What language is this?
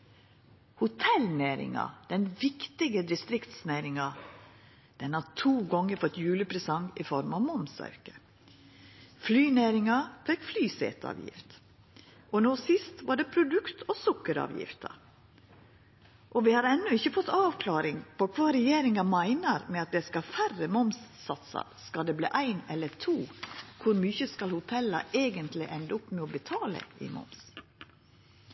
Norwegian Nynorsk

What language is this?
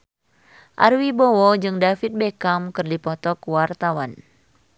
Sundanese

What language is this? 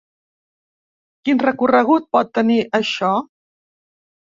Catalan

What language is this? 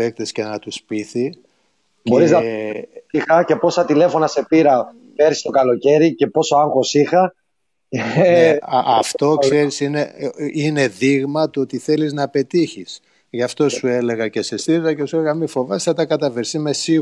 Greek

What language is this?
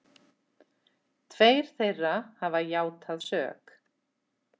Icelandic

